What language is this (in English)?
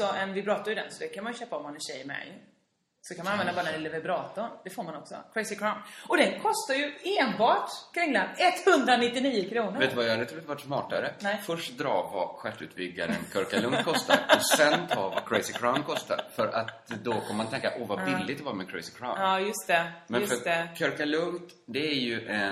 Swedish